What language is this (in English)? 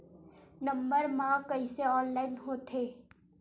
Chhattisgarhi